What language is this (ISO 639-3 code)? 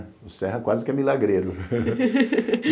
por